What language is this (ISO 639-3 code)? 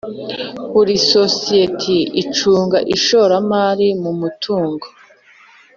kin